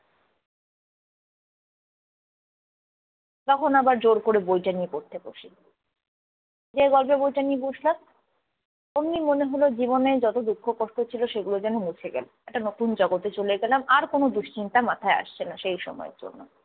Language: Bangla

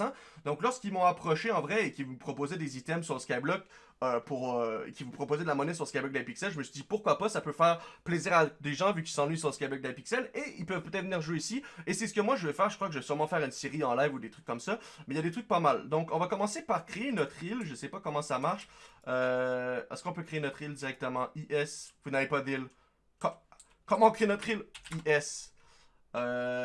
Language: French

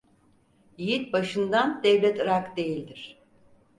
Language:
Turkish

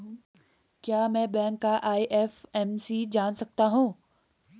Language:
Hindi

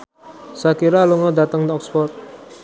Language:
Javanese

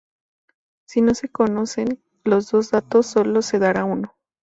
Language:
Spanish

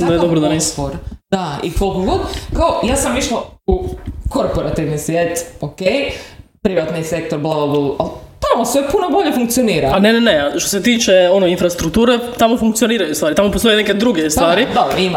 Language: Croatian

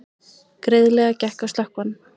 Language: Icelandic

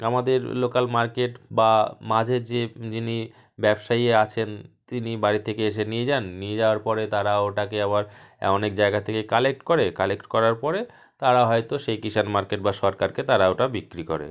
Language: Bangla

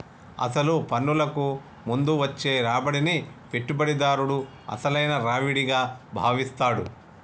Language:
Telugu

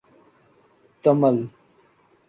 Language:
Urdu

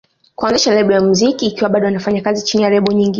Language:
Swahili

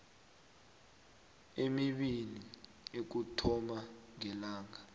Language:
South Ndebele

